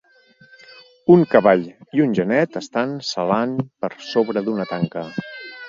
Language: Catalan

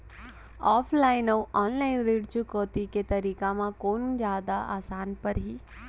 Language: Chhattisgarhi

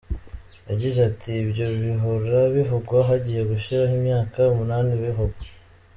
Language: Kinyarwanda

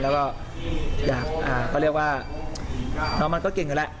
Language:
Thai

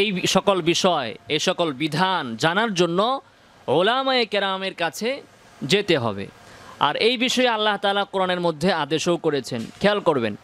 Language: Bangla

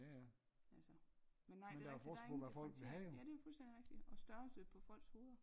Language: Danish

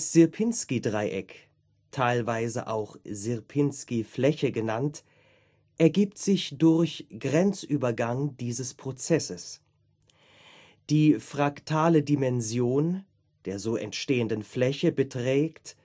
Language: German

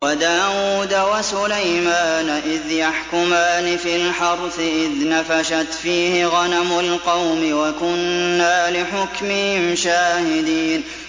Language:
Arabic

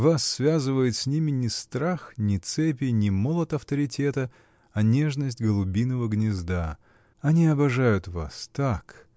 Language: Russian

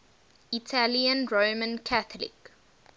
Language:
English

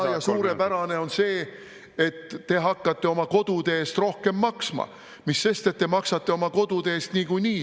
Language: Estonian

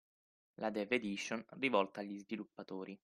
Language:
Italian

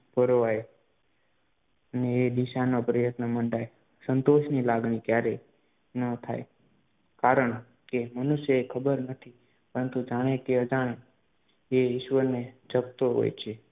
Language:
Gujarati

